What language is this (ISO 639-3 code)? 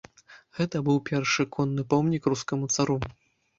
bel